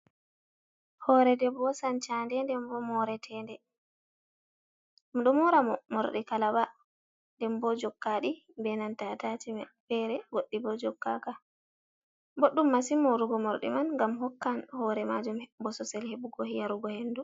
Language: Fula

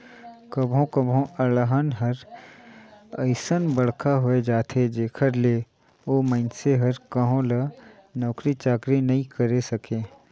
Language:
Chhattisgarhi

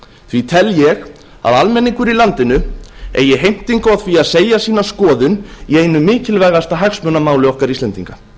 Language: Icelandic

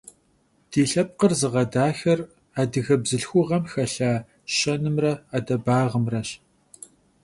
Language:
Kabardian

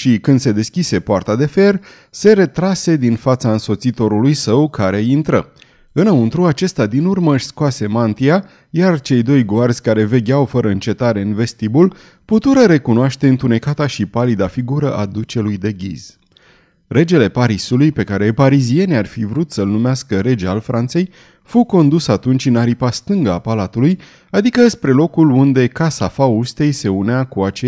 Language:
Romanian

